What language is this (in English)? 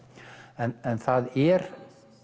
Icelandic